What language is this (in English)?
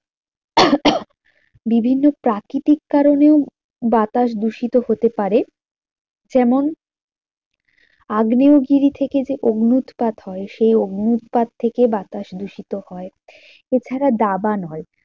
Bangla